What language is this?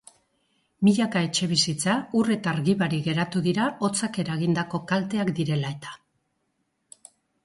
Basque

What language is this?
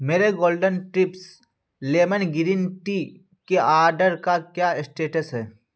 Urdu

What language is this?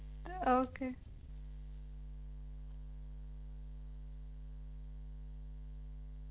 Punjabi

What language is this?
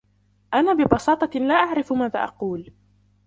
Arabic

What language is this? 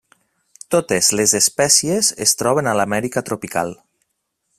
Catalan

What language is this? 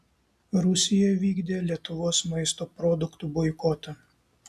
Lithuanian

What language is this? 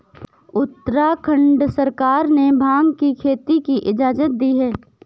Hindi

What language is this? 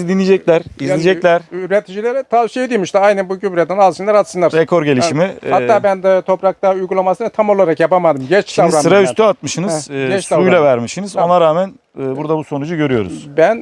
Turkish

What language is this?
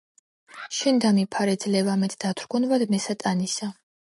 Georgian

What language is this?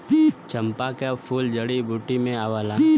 Bhojpuri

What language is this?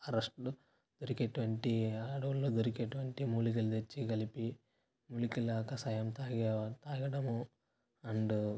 Telugu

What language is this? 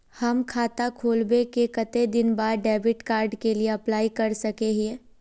Magahi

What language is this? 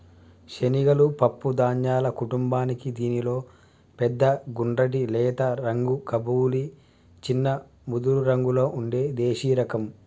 Telugu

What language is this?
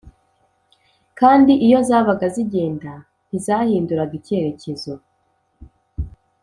Kinyarwanda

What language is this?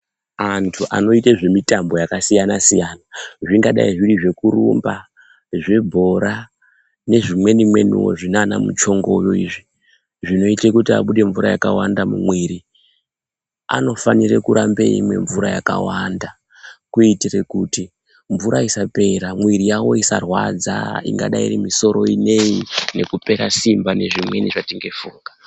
Ndau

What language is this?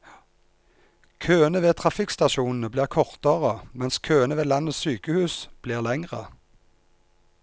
Norwegian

